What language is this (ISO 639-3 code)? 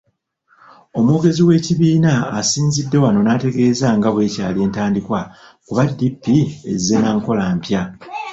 lug